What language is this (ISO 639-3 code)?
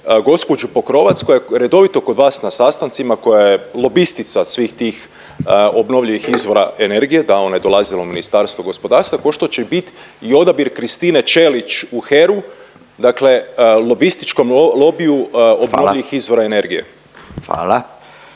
hrv